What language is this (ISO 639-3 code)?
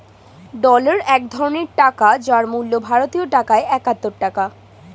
ben